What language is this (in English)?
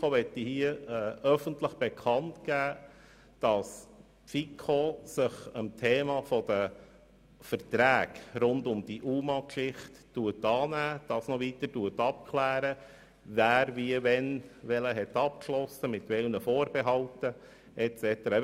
Swiss German